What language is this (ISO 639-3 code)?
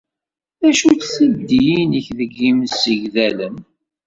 kab